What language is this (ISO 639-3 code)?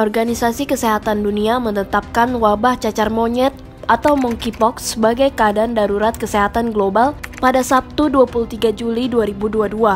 ind